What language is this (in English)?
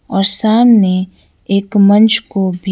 Hindi